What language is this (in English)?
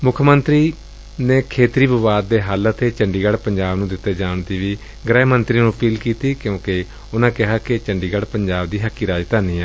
Punjabi